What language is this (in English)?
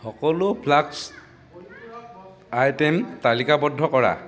Assamese